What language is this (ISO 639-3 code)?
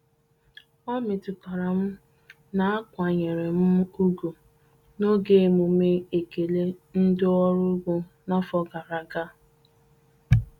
ibo